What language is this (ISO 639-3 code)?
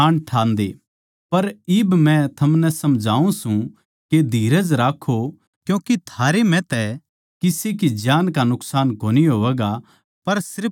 bgc